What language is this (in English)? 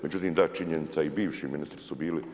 Croatian